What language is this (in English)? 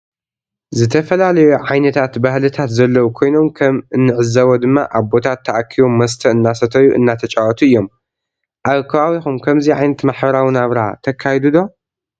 Tigrinya